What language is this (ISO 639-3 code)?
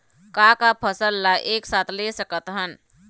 hne